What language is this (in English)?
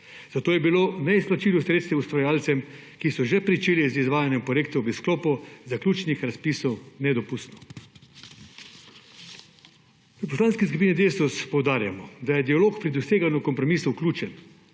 Slovenian